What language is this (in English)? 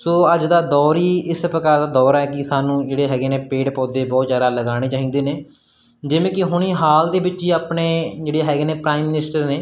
Punjabi